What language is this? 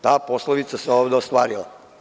Serbian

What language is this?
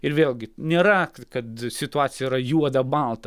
Lithuanian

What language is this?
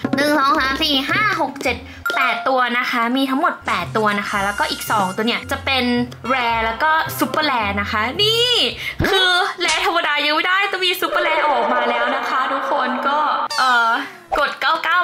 Thai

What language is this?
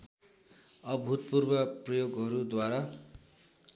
Nepali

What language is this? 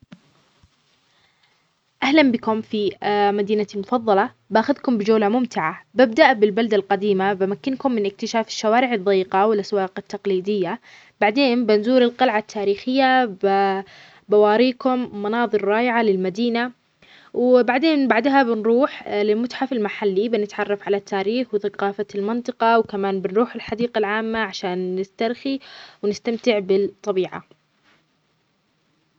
Omani Arabic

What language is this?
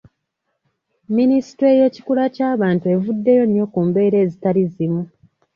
Ganda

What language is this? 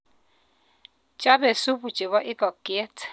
Kalenjin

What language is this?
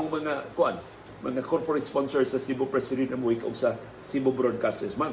Filipino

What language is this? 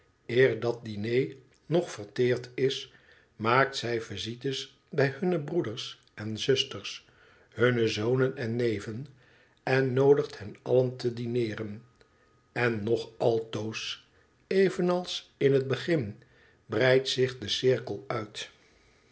Dutch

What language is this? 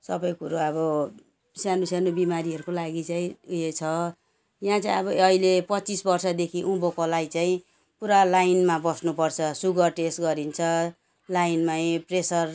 Nepali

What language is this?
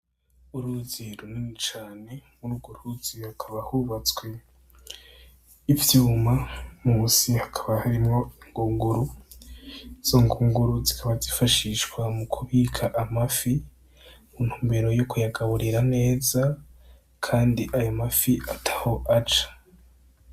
Rundi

